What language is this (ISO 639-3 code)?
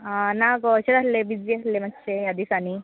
kok